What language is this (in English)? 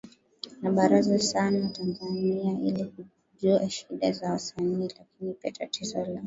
Swahili